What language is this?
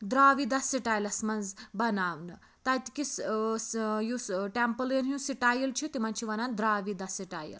Kashmiri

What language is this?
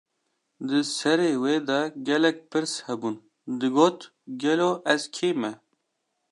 Kurdish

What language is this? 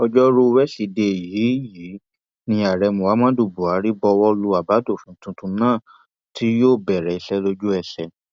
Yoruba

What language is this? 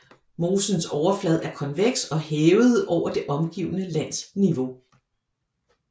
Danish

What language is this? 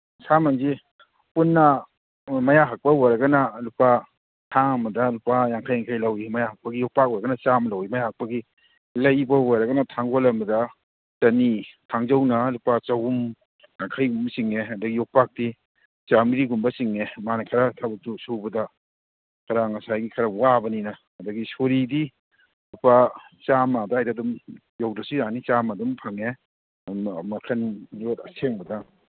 Manipuri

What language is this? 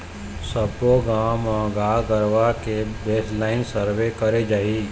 Chhattisgarhi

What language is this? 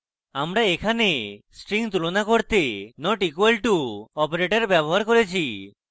Bangla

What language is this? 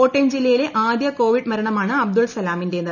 Malayalam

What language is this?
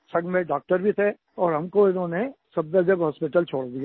Hindi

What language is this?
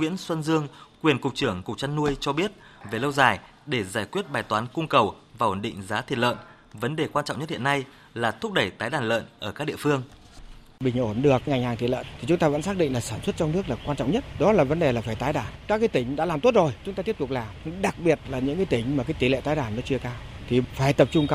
Vietnamese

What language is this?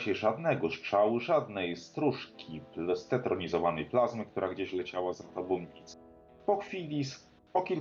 Polish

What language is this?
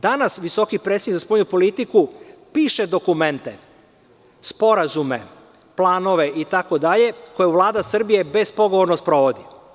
Serbian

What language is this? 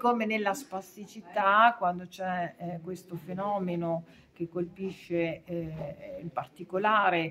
Italian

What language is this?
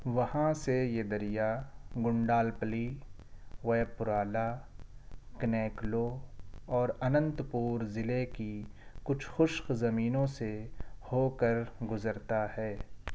Urdu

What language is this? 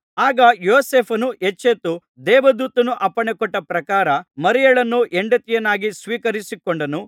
Kannada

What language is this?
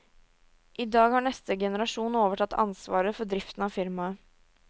Norwegian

